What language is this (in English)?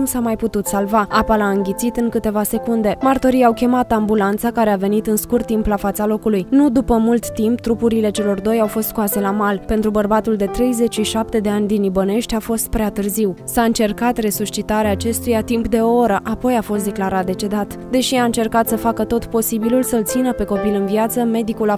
Romanian